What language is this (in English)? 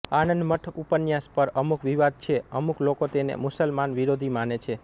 Gujarati